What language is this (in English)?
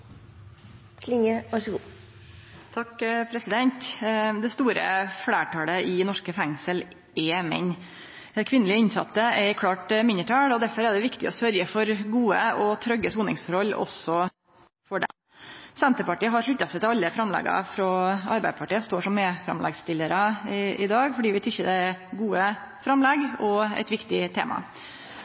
Norwegian Nynorsk